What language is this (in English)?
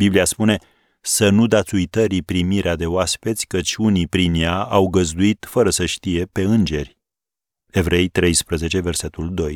Romanian